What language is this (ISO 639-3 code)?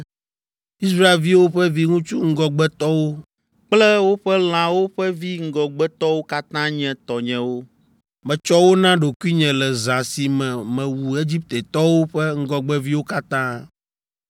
ewe